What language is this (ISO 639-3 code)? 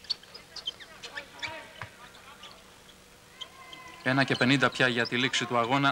ell